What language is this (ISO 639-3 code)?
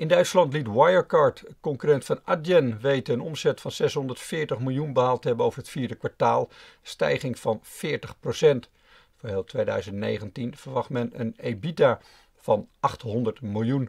nld